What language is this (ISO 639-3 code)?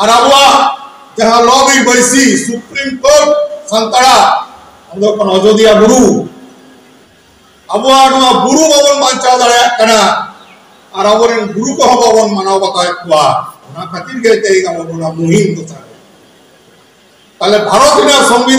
ind